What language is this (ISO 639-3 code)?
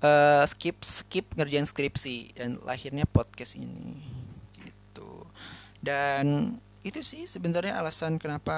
ind